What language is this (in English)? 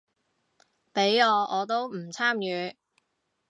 Cantonese